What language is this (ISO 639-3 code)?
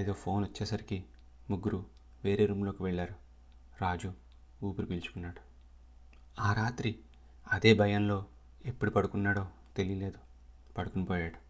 tel